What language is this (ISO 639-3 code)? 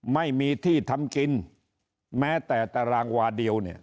tha